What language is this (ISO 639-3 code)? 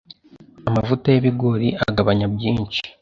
kin